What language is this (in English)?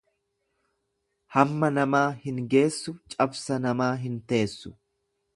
Oromo